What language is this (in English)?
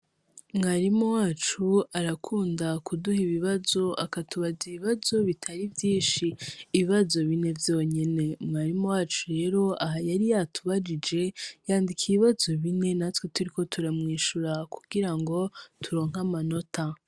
Rundi